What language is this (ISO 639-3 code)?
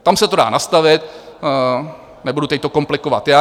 ces